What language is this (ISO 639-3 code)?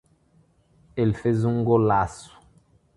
por